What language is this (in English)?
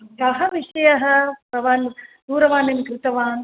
Sanskrit